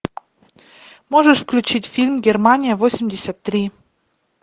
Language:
Russian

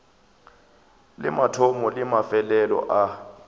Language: Northern Sotho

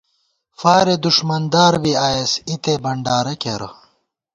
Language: Gawar-Bati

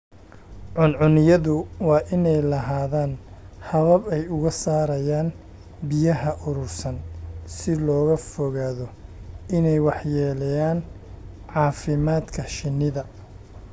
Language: Somali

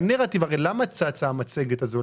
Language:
Hebrew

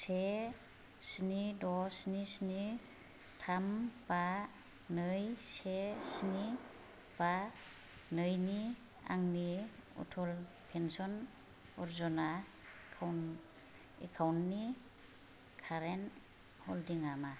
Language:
Bodo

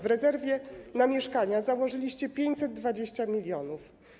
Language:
Polish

